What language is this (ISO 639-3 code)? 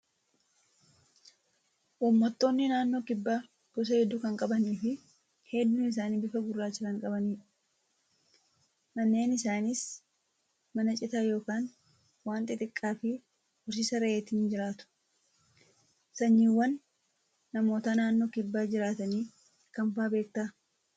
orm